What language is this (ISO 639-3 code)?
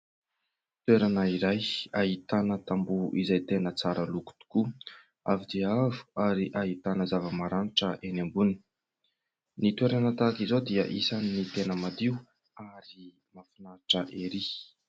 mlg